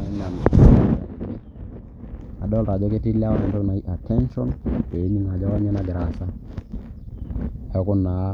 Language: Masai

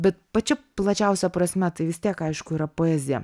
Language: Lithuanian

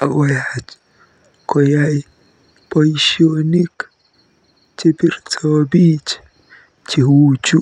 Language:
Kalenjin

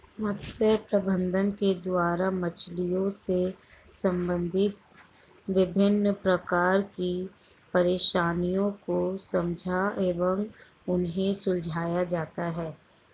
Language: Hindi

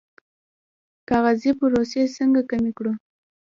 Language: Pashto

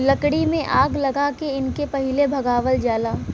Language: Bhojpuri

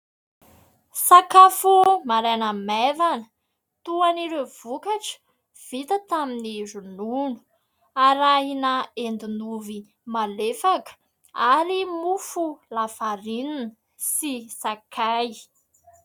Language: Malagasy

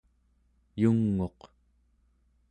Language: Central Yupik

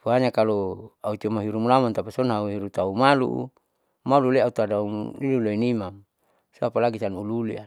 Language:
Saleman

